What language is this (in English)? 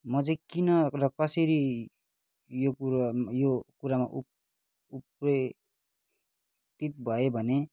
Nepali